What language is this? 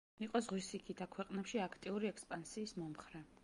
Georgian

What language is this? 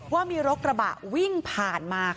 Thai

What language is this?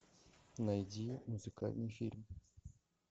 Russian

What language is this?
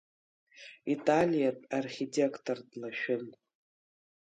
Abkhazian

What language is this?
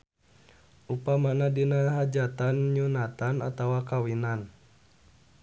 Sundanese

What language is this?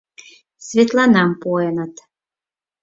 Mari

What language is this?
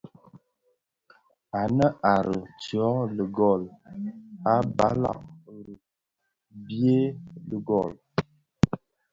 Bafia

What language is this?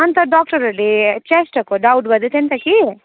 Nepali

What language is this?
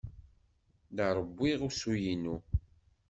Kabyle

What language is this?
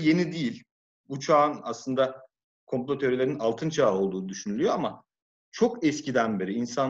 Turkish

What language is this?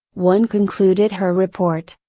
English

